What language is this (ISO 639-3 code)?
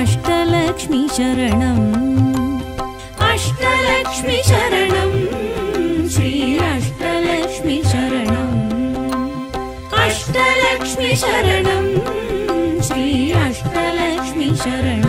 kan